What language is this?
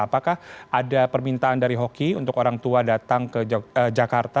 Indonesian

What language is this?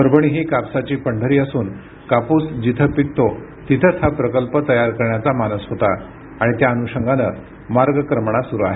Marathi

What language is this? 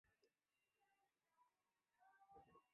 Chinese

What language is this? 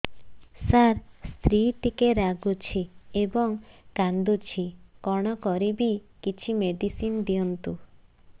Odia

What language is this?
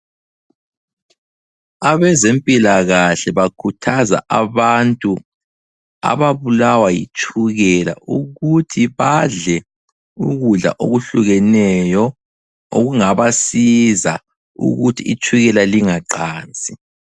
North Ndebele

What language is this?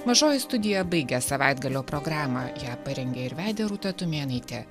Lithuanian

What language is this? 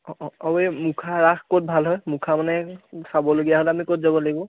Assamese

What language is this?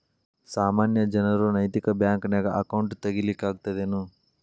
Kannada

